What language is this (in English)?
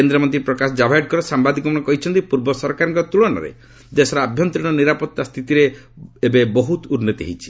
Odia